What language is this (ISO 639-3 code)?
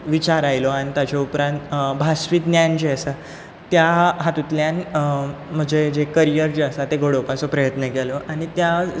kok